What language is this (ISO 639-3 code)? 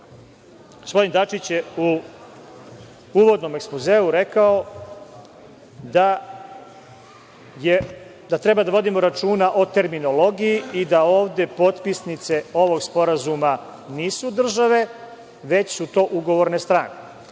srp